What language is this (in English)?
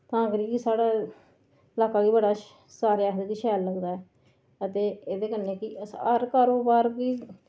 Dogri